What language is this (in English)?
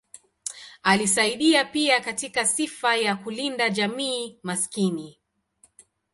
Swahili